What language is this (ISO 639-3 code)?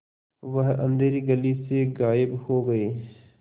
hin